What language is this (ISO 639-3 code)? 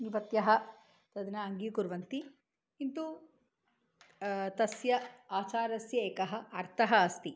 san